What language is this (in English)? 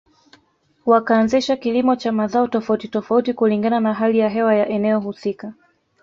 Swahili